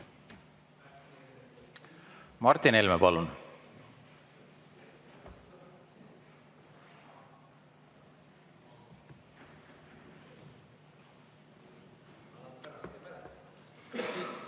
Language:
Estonian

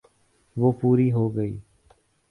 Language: Urdu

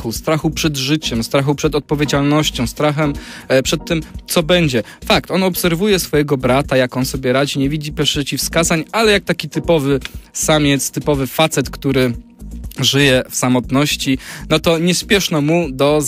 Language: Polish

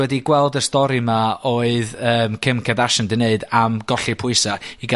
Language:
Welsh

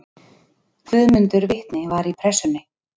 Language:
Icelandic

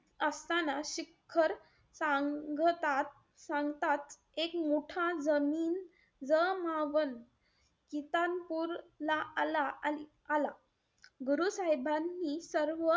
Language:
Marathi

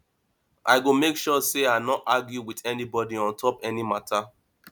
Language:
Nigerian Pidgin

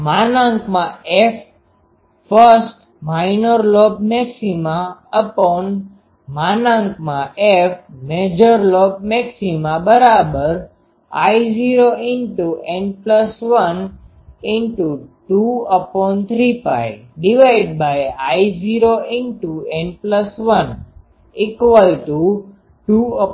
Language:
Gujarati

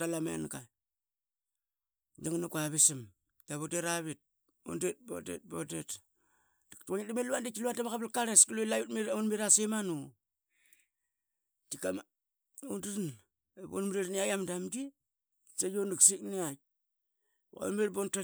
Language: Qaqet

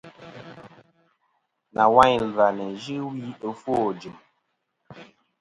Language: Kom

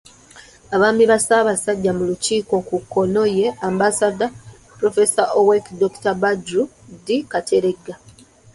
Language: Ganda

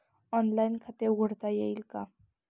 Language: Marathi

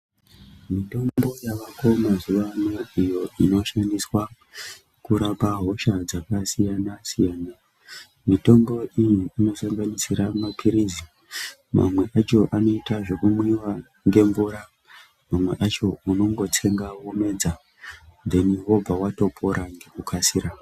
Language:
Ndau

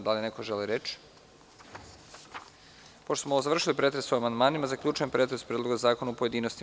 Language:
Serbian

